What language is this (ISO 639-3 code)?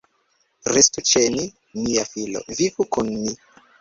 epo